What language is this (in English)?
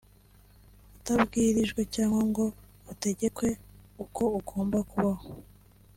Kinyarwanda